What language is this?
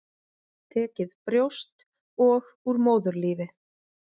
Icelandic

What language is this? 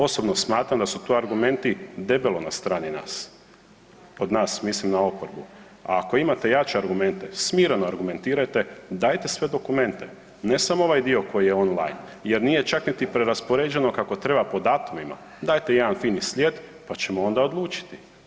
Croatian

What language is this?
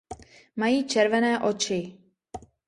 Czech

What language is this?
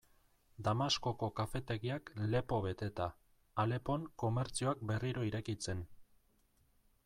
Basque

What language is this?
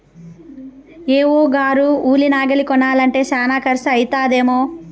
Telugu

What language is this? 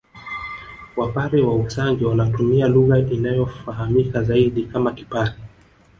Swahili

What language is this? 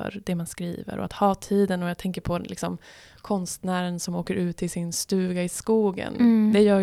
Swedish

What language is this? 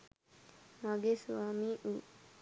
Sinhala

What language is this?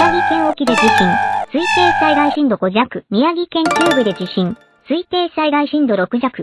Japanese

